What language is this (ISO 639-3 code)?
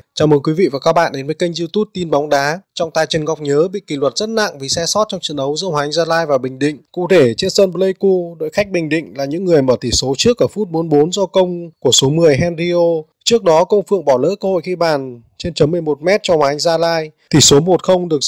vie